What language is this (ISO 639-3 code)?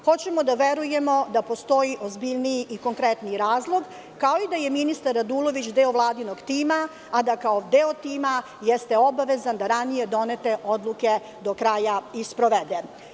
srp